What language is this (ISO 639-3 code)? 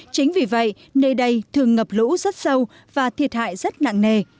vie